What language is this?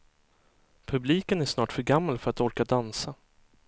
Swedish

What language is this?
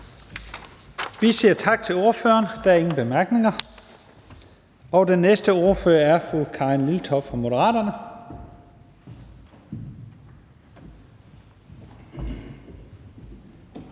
Danish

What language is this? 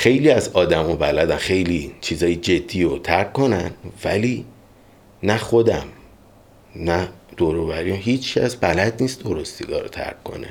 Persian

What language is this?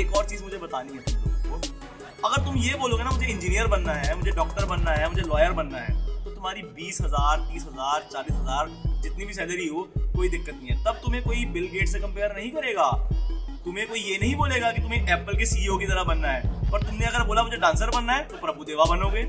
Hindi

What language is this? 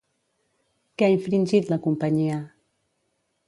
Catalan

